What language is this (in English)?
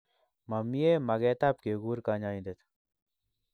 Kalenjin